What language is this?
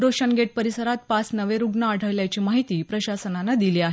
Marathi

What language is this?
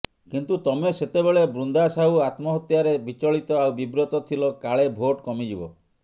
Odia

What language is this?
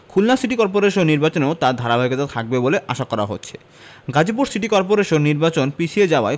Bangla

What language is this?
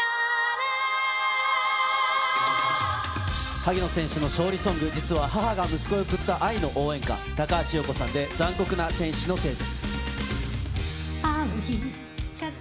Japanese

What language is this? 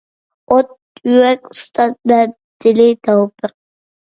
Uyghur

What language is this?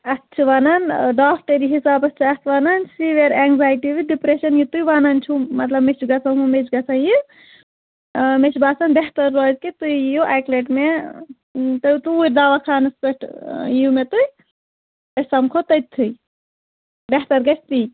Kashmiri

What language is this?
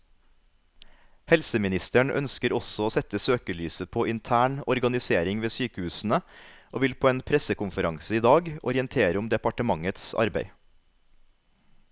Norwegian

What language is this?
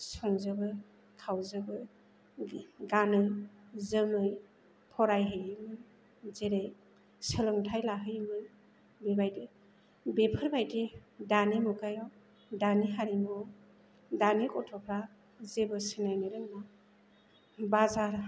Bodo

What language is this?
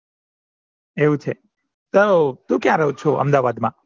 Gujarati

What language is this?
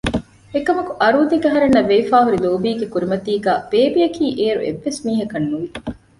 Divehi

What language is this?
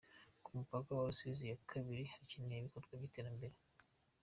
Kinyarwanda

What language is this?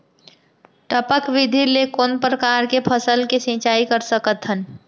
Chhattisgarhi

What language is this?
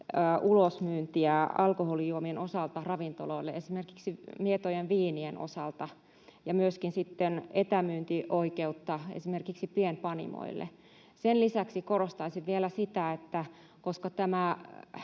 Finnish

